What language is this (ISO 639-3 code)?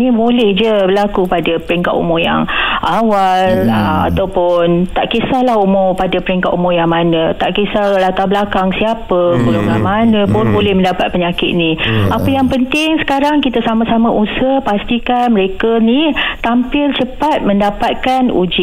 msa